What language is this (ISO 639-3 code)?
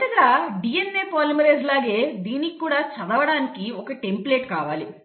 tel